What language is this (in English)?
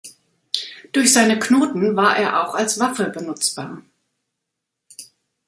German